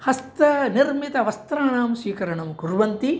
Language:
Sanskrit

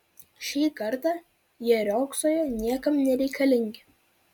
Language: Lithuanian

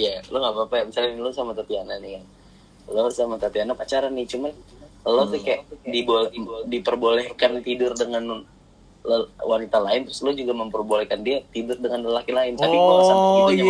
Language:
Indonesian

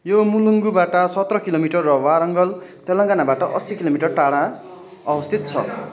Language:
Nepali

